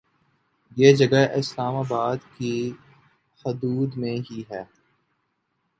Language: Urdu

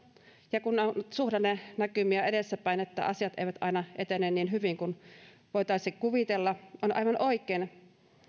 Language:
Finnish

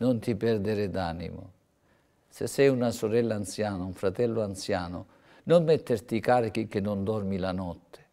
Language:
Italian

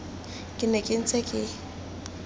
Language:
Tswana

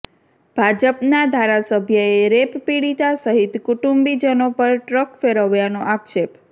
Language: Gujarati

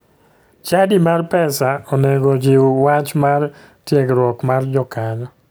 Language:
Luo (Kenya and Tanzania)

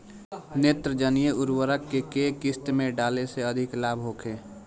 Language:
Bhojpuri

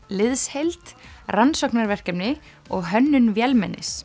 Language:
Icelandic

